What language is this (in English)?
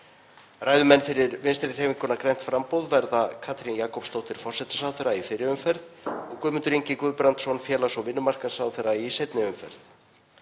Icelandic